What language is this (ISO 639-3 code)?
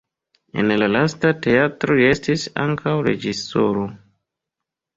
epo